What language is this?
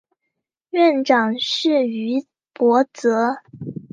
Chinese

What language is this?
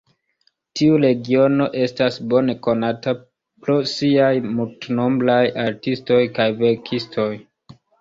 Esperanto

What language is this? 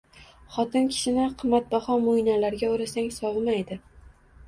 Uzbek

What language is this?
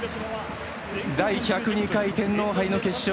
Japanese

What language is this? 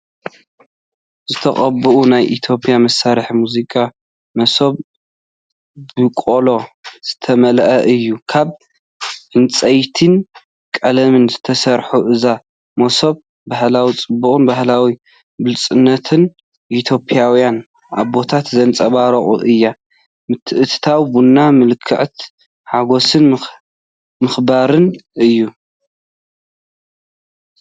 Tigrinya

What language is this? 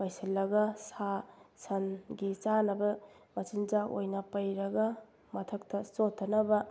Manipuri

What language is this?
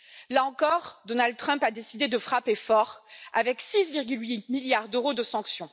French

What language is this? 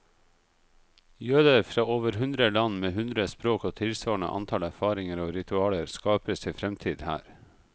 Norwegian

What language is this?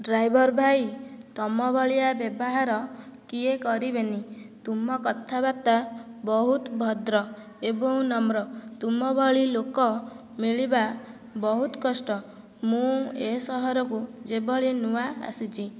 Odia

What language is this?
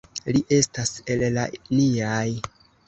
Esperanto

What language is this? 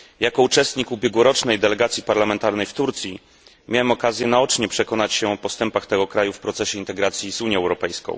Polish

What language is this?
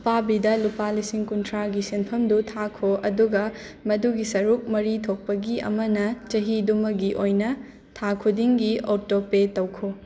Manipuri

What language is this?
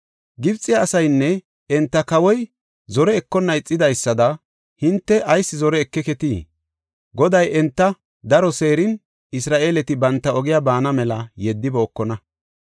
Gofa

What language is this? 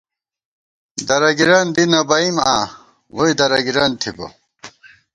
Gawar-Bati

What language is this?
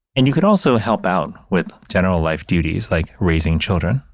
English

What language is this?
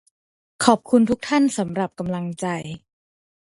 Thai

